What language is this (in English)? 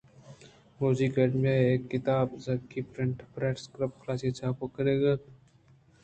Eastern Balochi